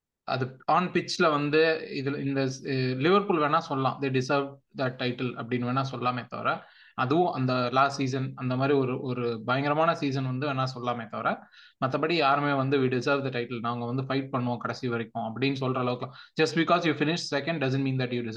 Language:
Tamil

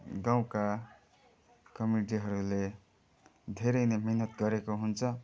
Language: Nepali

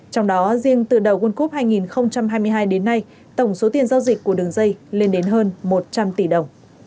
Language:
Vietnamese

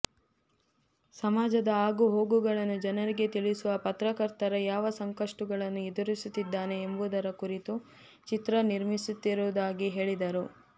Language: Kannada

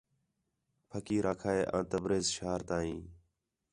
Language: Khetrani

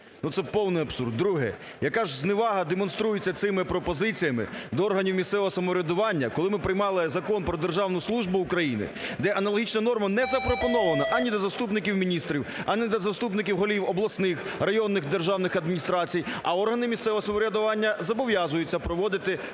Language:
Ukrainian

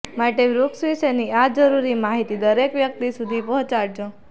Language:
Gujarati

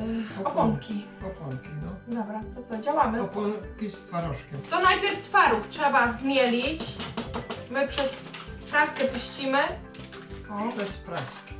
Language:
Polish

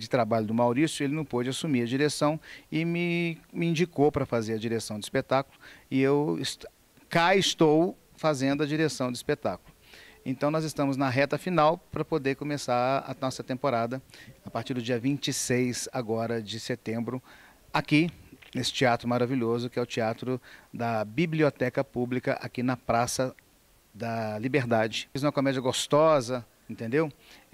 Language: Portuguese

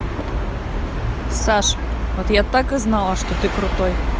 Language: Russian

